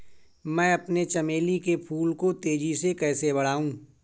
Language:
Hindi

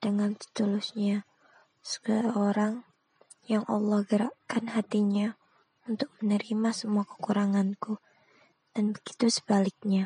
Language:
Indonesian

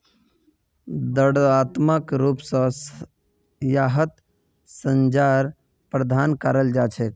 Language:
Magahi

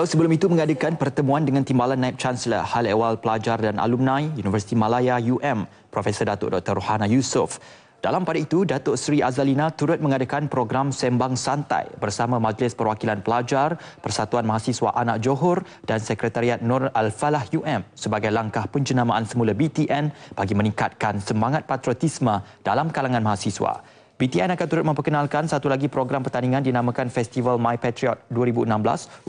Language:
Malay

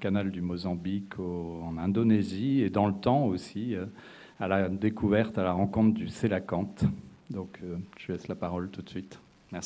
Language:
French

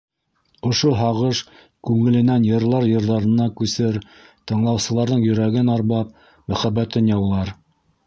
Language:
Bashkir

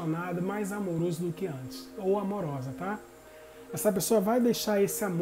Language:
Portuguese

